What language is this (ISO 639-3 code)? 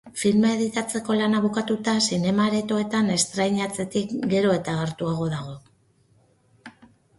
eus